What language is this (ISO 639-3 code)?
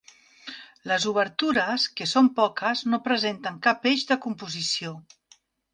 cat